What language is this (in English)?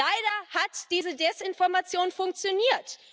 German